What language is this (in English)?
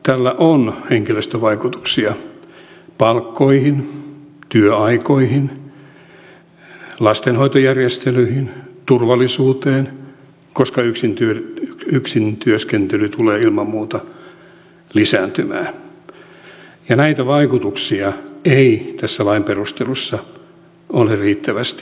Finnish